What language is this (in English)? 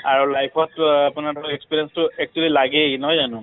Assamese